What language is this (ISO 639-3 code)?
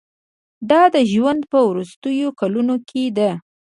pus